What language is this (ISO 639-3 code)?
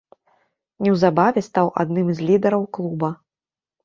bel